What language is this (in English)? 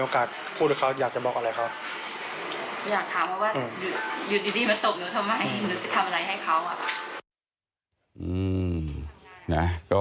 Thai